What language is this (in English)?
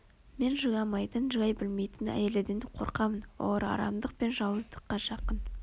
Kazakh